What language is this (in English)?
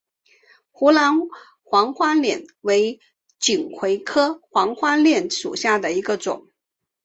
Chinese